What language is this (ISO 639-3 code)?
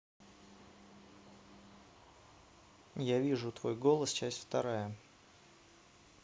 rus